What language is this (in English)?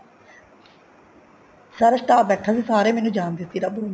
Punjabi